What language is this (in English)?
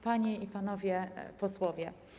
Polish